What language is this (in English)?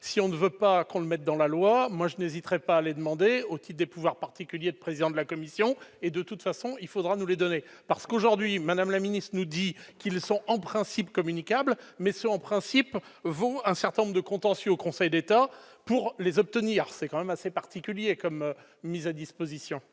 French